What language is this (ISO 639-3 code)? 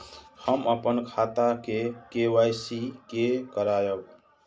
mai